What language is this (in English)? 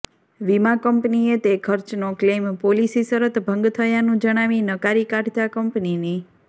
Gujarati